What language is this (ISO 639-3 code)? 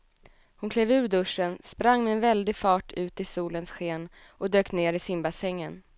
swe